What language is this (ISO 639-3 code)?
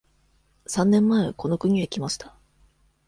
jpn